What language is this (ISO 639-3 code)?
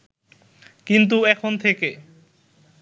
ben